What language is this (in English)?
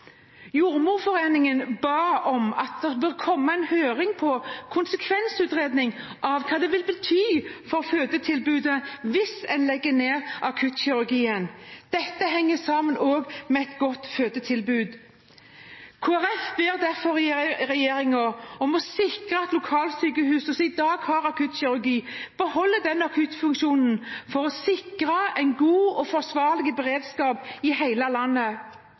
Norwegian Bokmål